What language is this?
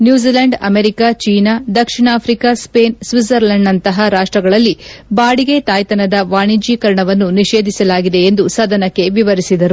Kannada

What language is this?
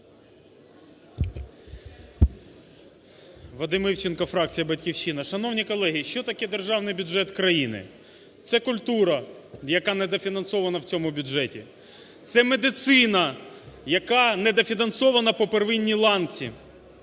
Ukrainian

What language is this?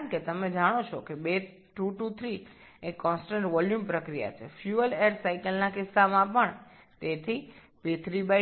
Bangla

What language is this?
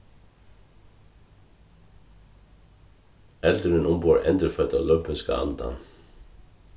Faroese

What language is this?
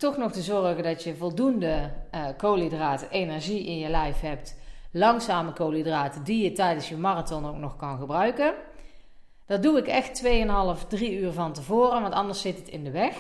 Dutch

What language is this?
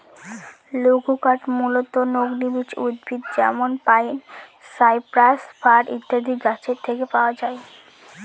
Bangla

